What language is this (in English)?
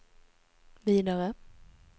Swedish